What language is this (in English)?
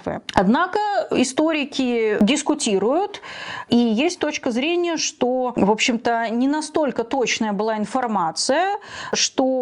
Russian